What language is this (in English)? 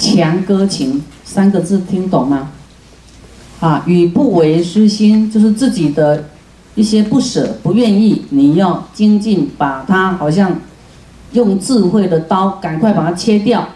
Chinese